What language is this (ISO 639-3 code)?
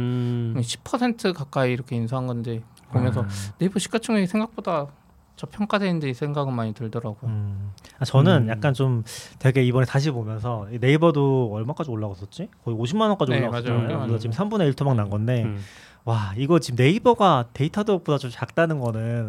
kor